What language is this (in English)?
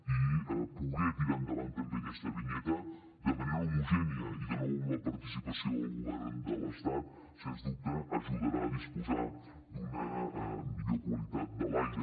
Catalan